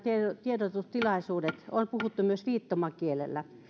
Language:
Finnish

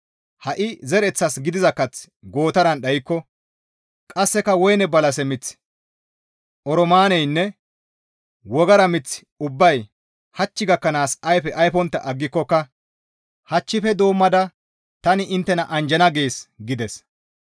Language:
Gamo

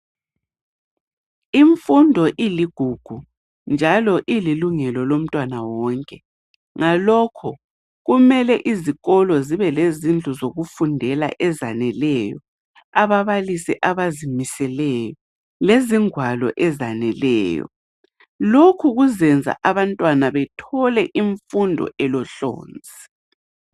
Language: North Ndebele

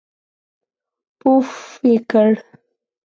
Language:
Pashto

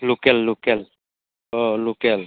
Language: Bodo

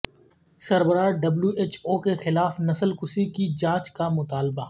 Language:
Urdu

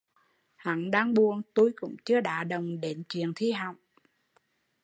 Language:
Vietnamese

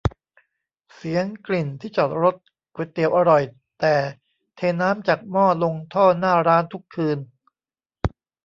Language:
Thai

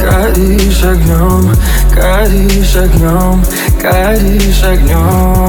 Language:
Russian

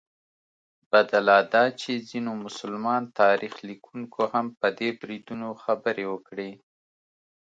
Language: Pashto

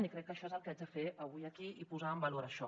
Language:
Catalan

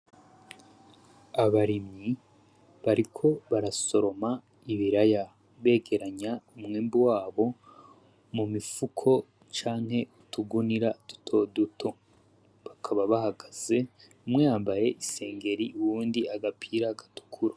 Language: Rundi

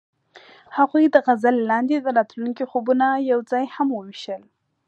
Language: Pashto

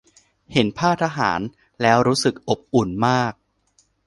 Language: Thai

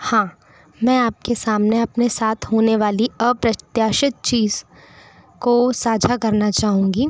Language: Hindi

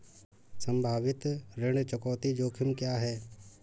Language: Hindi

